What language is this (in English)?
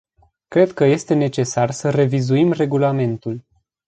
Romanian